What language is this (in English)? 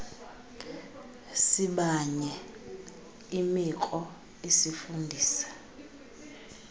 Xhosa